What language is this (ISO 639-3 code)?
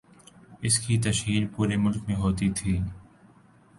urd